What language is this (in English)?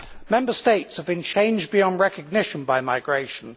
English